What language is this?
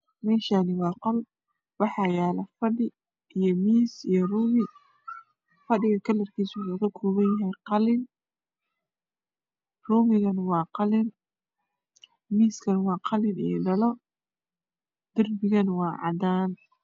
Somali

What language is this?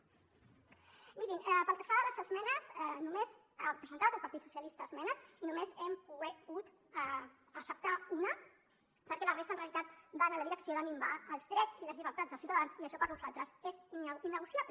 Catalan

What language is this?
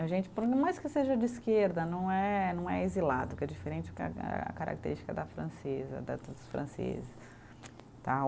Portuguese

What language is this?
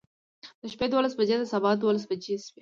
Pashto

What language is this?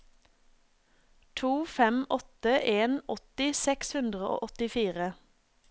Norwegian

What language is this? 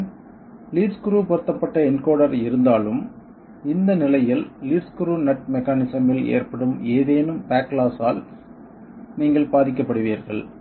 Tamil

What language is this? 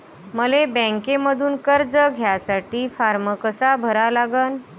Marathi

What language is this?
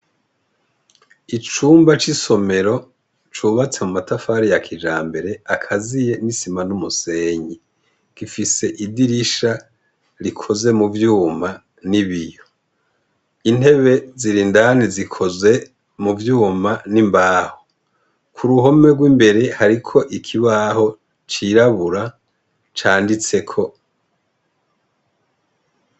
Rundi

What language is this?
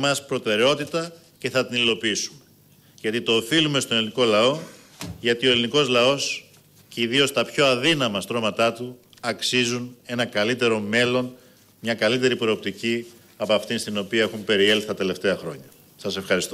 Greek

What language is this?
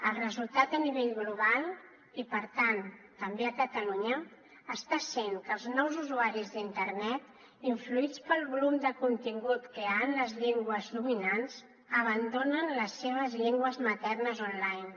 Catalan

